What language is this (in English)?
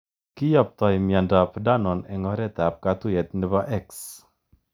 Kalenjin